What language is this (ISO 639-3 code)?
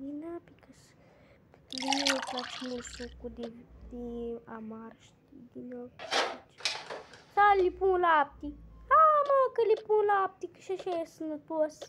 ron